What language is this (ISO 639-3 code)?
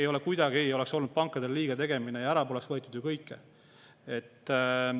est